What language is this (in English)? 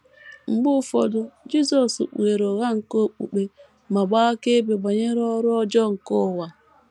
Igbo